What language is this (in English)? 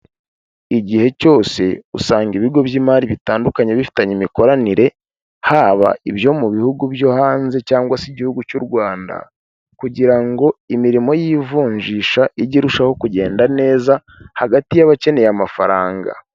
Kinyarwanda